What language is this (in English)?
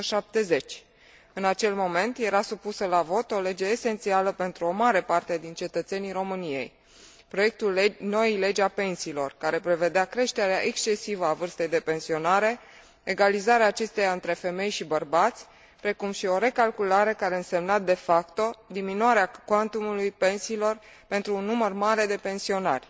Romanian